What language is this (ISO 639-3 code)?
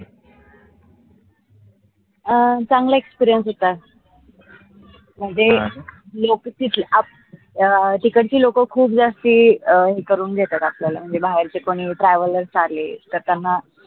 mar